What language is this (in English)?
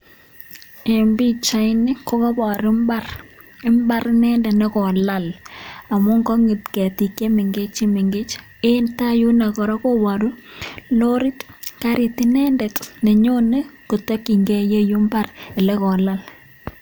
Kalenjin